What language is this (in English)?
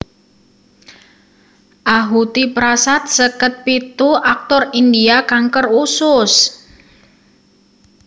Javanese